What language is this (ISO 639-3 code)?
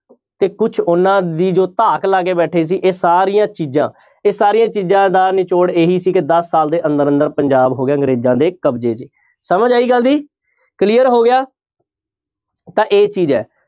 pan